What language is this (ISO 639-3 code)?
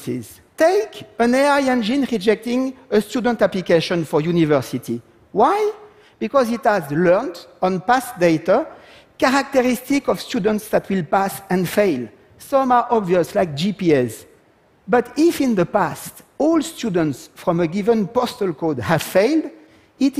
fra